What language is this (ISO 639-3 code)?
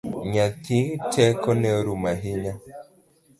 luo